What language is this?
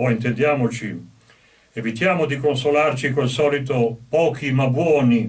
Italian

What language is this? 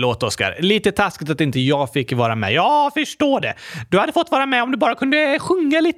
Swedish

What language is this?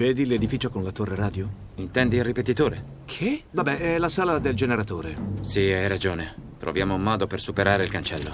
Italian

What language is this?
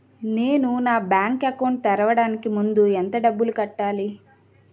Telugu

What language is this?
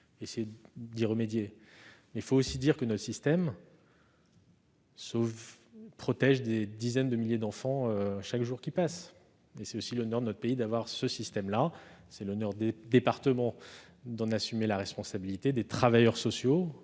French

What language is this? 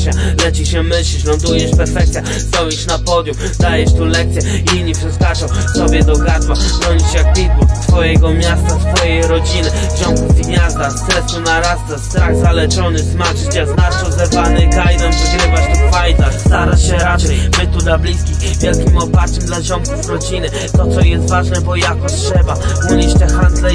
Polish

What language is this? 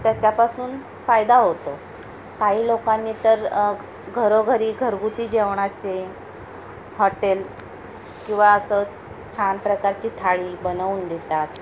Marathi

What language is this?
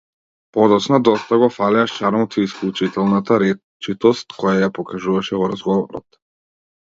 Macedonian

